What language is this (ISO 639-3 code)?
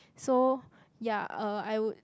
eng